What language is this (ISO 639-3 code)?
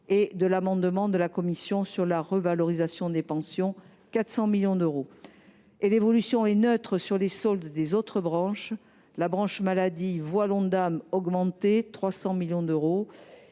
fra